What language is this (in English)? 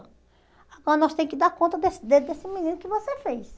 Portuguese